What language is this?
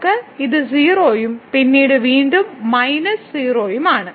Malayalam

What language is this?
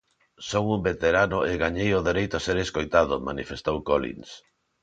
Galician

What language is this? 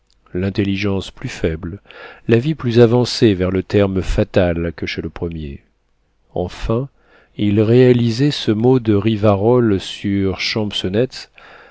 French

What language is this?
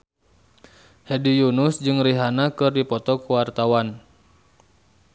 Sundanese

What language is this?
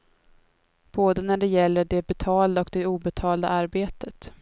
Swedish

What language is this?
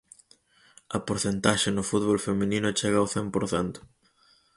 Galician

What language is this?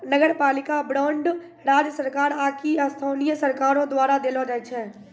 Maithili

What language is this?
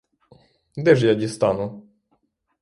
Ukrainian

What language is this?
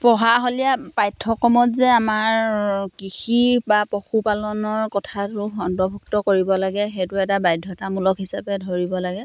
Assamese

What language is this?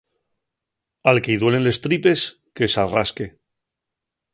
Asturian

